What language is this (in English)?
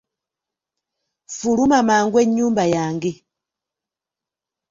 Ganda